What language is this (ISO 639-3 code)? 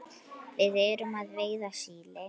isl